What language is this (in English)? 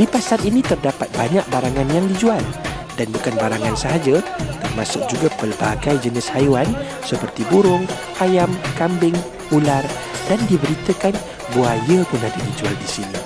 Malay